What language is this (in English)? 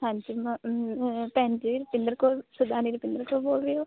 Punjabi